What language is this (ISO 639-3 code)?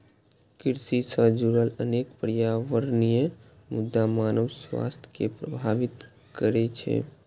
mai